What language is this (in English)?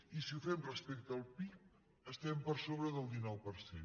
Catalan